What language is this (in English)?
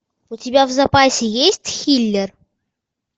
Russian